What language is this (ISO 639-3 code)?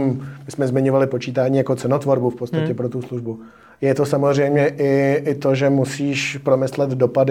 ces